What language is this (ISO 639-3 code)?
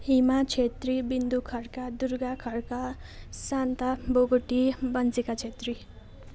nep